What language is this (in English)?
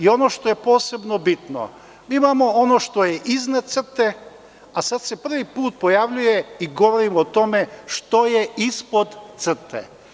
Serbian